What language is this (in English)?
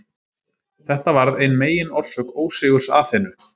Icelandic